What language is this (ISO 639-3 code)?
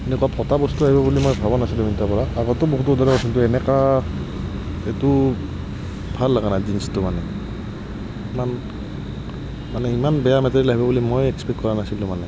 asm